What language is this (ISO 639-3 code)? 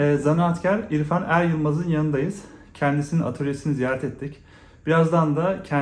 tur